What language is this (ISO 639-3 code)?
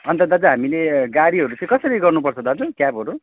nep